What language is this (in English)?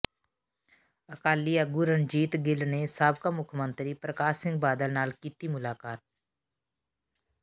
Punjabi